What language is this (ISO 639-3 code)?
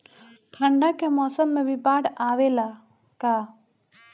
bho